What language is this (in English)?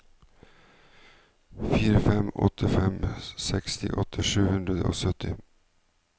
Norwegian